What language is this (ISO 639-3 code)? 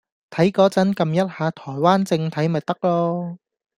yue